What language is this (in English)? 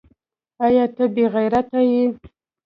Pashto